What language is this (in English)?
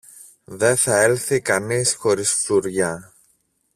Greek